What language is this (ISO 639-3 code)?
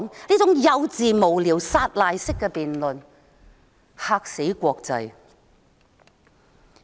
yue